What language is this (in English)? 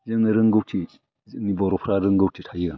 Bodo